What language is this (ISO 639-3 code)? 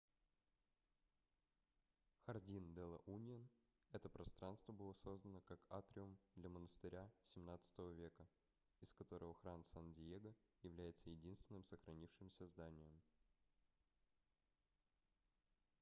rus